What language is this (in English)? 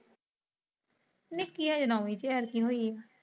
Punjabi